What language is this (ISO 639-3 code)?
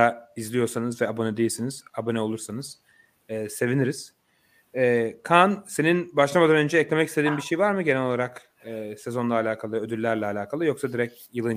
tur